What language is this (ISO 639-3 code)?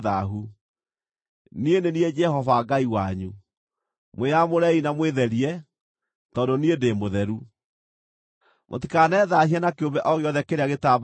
kik